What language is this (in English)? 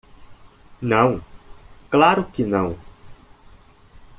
Portuguese